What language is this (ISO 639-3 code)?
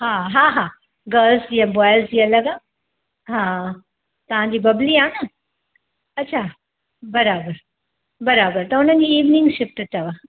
snd